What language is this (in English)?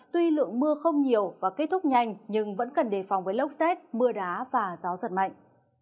Vietnamese